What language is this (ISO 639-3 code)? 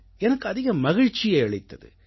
tam